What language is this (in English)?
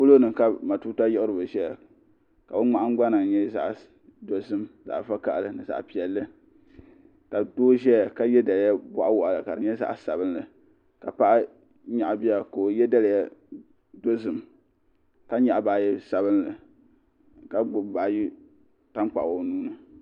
Dagbani